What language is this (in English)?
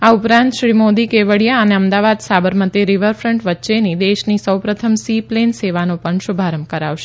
Gujarati